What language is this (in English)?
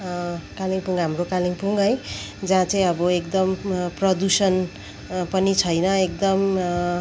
Nepali